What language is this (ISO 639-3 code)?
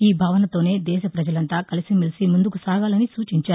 tel